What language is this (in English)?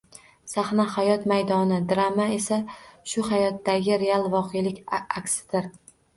Uzbek